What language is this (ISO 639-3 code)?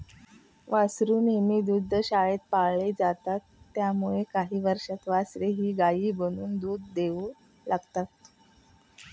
mar